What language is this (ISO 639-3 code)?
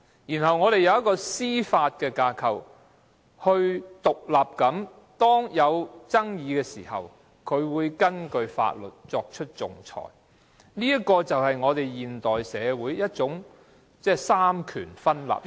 yue